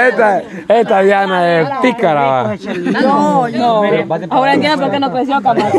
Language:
Spanish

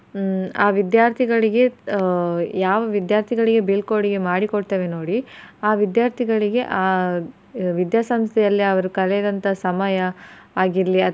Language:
Kannada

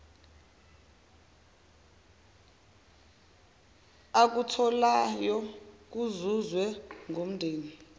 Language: Zulu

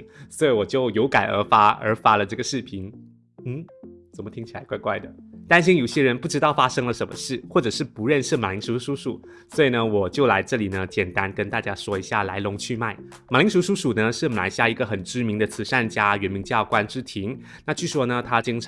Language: Chinese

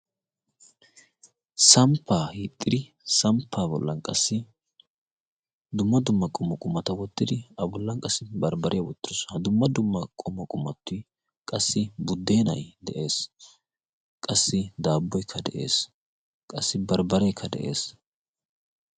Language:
Wolaytta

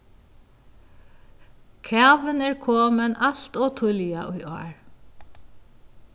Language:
Faroese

